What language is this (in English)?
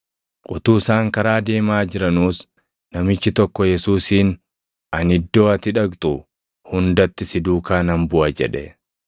Oromo